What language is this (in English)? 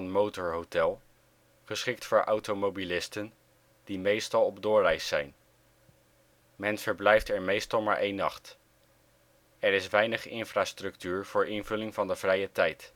Dutch